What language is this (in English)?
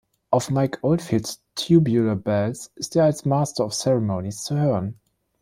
German